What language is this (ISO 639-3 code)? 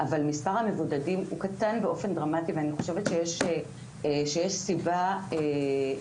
heb